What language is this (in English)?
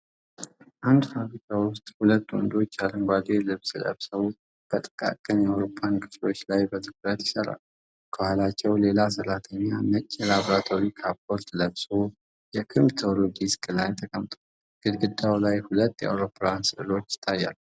Amharic